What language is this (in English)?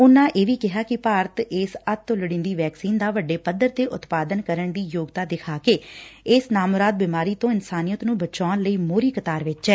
Punjabi